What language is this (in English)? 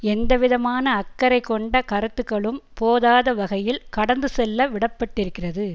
Tamil